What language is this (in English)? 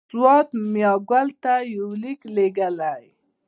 Pashto